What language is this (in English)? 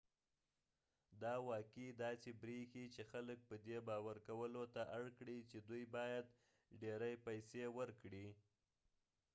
Pashto